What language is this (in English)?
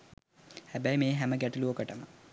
Sinhala